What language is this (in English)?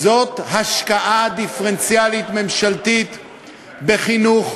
Hebrew